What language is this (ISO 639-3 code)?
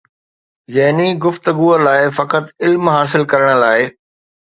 snd